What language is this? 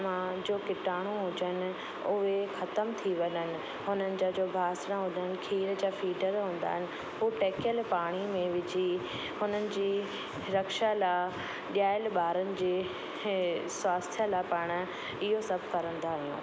Sindhi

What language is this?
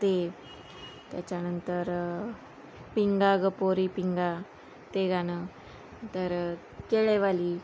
Marathi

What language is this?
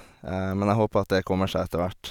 Norwegian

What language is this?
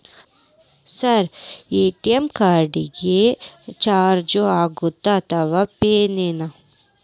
Kannada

